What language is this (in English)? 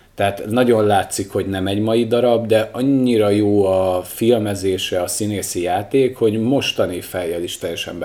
Hungarian